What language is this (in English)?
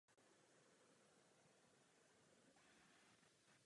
Czech